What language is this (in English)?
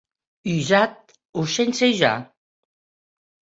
Occitan